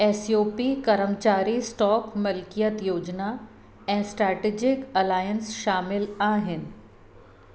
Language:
Sindhi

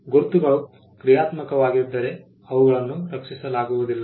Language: Kannada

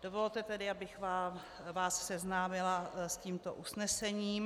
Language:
Czech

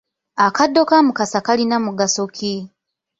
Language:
Ganda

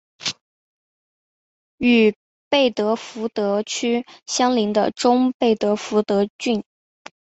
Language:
Chinese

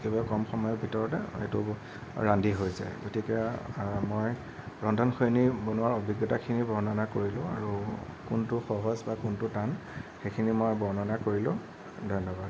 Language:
Assamese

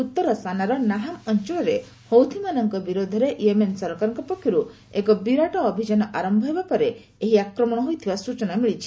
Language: Odia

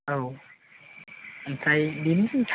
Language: Bodo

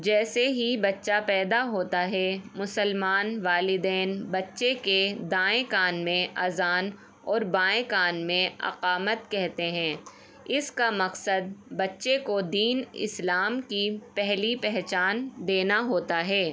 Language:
Urdu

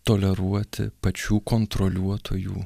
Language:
Lithuanian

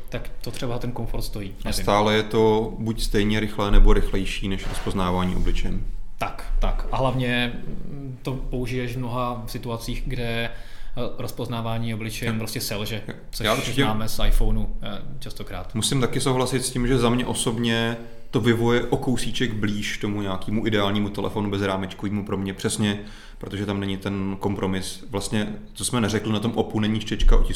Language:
Czech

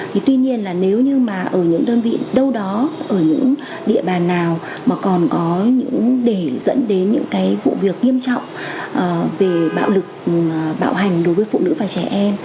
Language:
Vietnamese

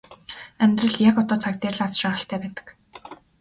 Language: Mongolian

